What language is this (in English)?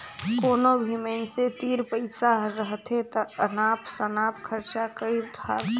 Chhattisgarhi